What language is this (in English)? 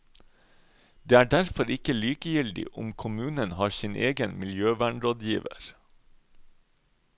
Norwegian